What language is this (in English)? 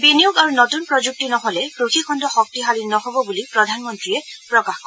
Assamese